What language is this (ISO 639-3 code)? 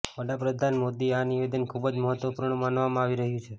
guj